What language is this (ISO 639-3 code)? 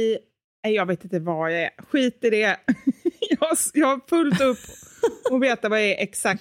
swe